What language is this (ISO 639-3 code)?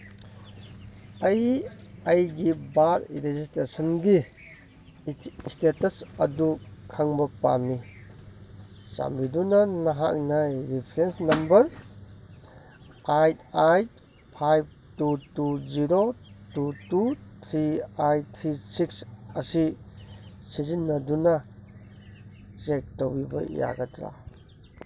mni